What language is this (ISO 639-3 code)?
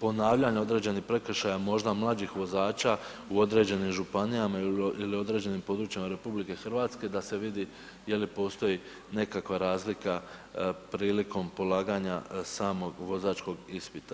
hrv